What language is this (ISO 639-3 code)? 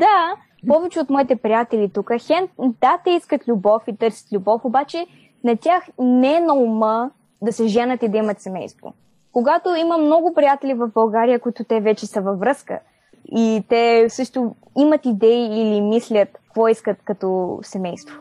bul